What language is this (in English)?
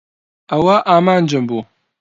Central Kurdish